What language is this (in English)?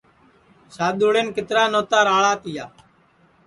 Sansi